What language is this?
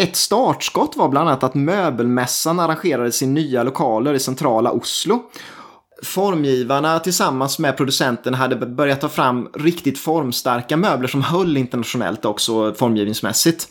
Swedish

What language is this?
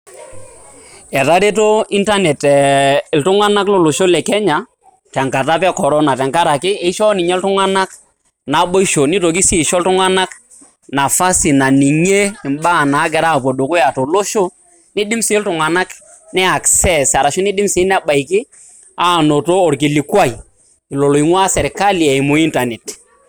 Masai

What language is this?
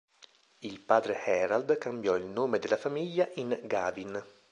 Italian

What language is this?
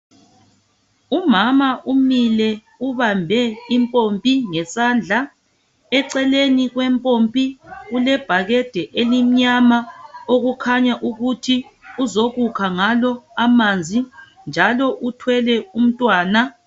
North Ndebele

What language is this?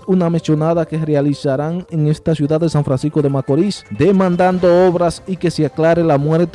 Spanish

